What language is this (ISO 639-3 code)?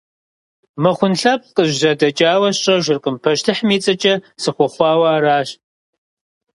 kbd